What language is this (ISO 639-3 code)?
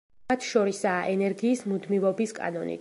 kat